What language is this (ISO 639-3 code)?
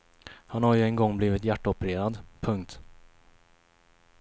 swe